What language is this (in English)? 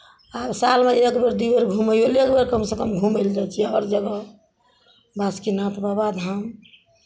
Maithili